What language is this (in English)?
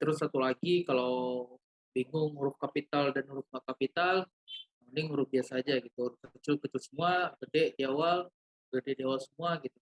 Indonesian